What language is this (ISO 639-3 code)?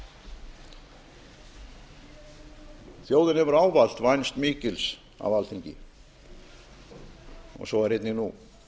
isl